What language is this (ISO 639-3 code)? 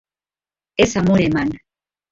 eus